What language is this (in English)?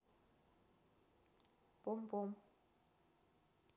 Russian